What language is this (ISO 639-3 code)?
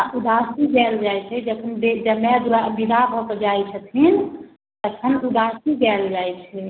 mai